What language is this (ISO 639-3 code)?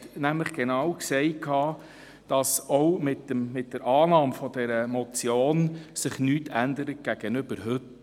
gsw